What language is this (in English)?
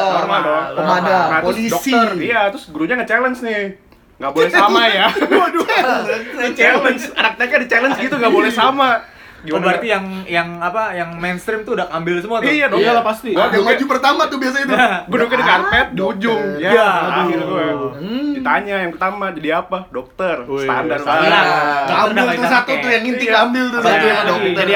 Indonesian